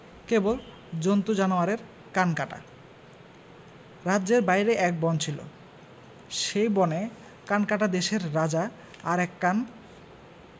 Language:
Bangla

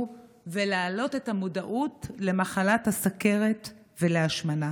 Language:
Hebrew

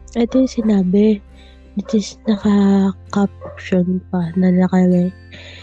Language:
Filipino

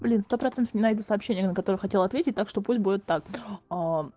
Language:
Russian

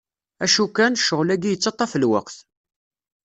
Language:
Kabyle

